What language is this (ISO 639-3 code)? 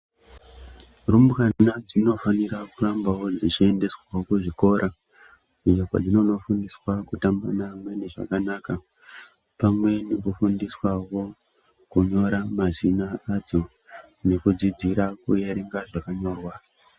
ndc